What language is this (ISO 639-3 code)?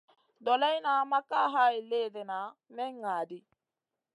mcn